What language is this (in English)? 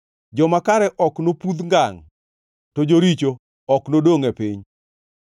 Luo (Kenya and Tanzania)